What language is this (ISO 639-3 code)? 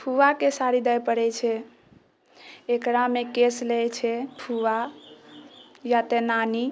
mai